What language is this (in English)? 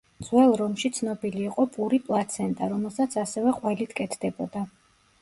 Georgian